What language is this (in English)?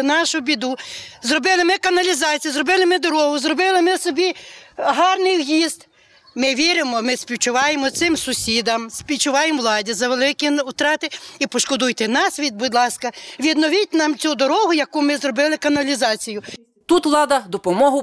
Ukrainian